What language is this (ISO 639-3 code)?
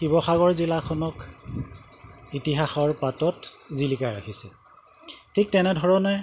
asm